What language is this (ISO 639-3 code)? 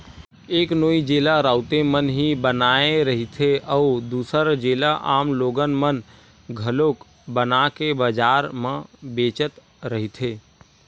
hne